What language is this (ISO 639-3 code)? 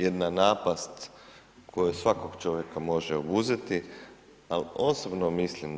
hrv